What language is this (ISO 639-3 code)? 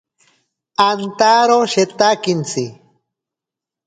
prq